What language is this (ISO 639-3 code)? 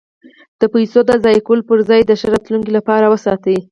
pus